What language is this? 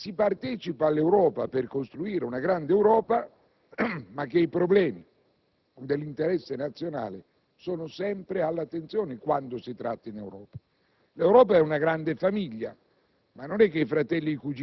Italian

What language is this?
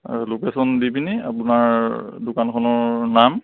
Assamese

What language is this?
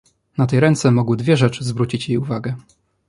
Polish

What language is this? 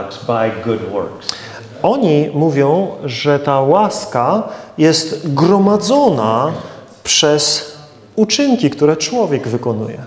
Polish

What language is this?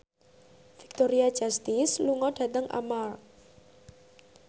Javanese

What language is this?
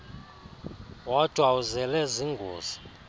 Xhosa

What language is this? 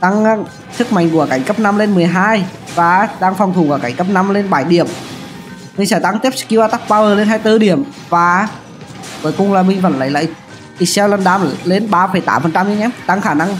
Vietnamese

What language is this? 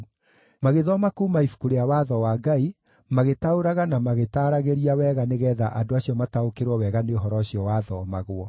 Kikuyu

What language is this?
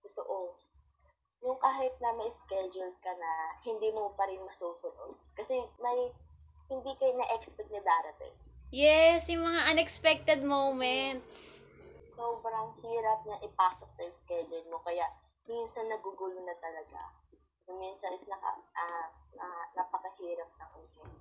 Filipino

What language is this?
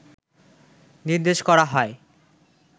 Bangla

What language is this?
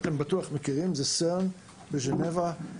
Hebrew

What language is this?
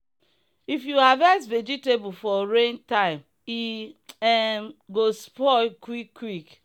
Nigerian Pidgin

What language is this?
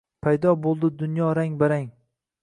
Uzbek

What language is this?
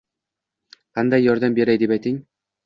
Uzbek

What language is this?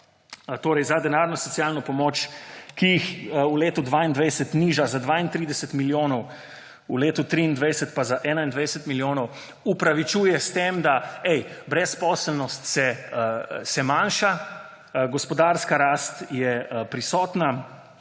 Slovenian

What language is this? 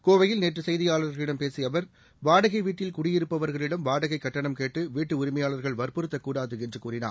Tamil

